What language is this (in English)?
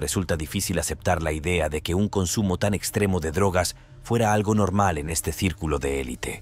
Spanish